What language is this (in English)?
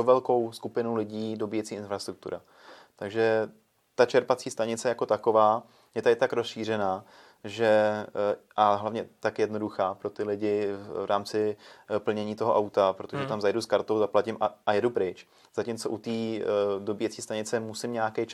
Czech